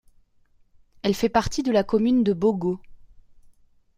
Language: French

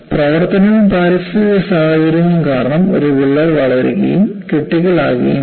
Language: Malayalam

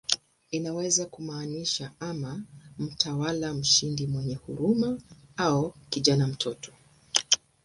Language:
Swahili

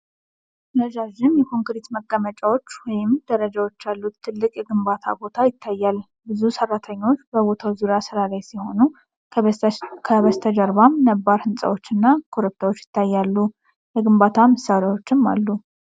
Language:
Amharic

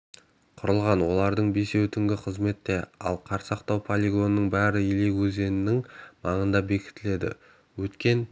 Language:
Kazakh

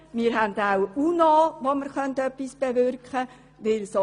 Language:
Swiss German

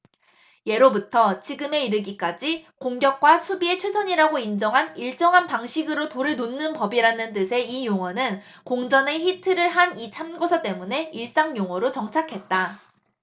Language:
Korean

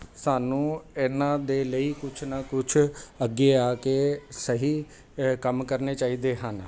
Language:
Punjabi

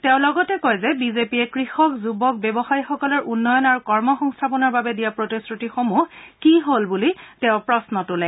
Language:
Assamese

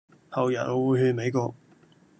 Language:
Cantonese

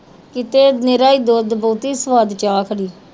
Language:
Punjabi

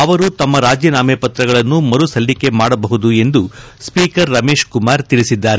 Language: Kannada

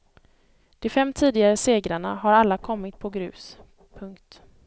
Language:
Swedish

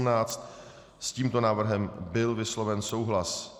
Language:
Czech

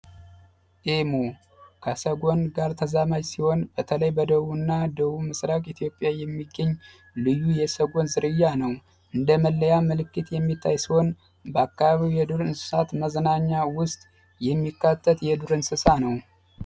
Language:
Amharic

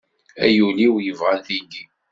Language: Kabyle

